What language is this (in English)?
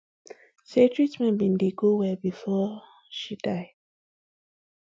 Nigerian Pidgin